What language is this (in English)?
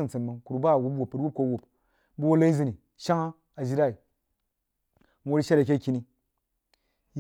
Jiba